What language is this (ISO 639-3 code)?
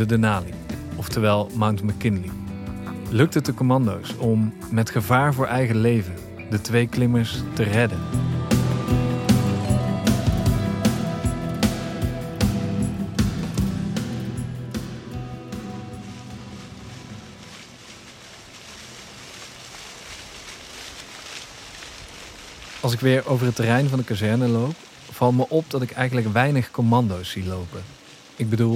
nld